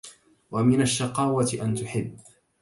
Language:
Arabic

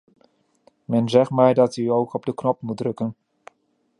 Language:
Dutch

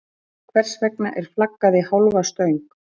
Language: Icelandic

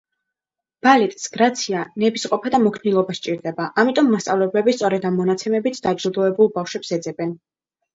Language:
Georgian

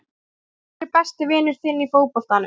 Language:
Icelandic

